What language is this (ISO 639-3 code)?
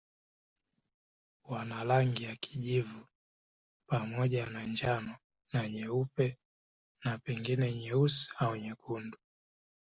swa